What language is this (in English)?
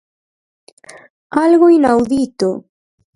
Galician